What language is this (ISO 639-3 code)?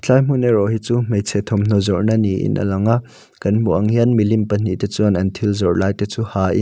lus